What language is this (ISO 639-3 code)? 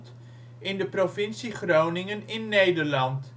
nld